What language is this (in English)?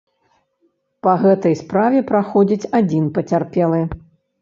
Belarusian